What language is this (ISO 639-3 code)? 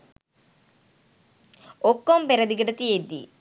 sin